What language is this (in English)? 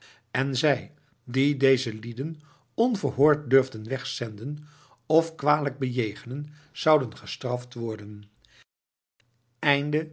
Dutch